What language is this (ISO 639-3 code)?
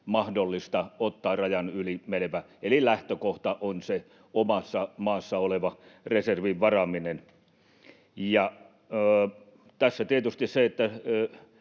fin